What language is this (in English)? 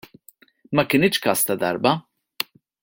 Maltese